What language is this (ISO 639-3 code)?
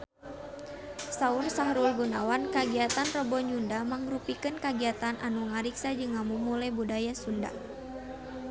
sun